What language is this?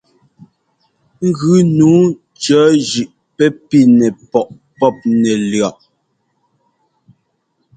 Ngomba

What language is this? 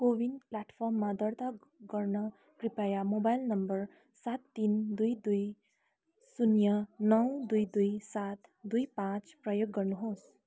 Nepali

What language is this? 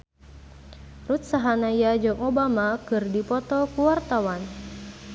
Sundanese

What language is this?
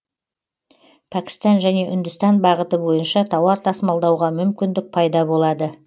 Kazakh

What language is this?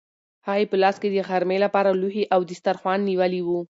Pashto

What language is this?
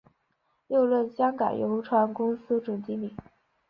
Chinese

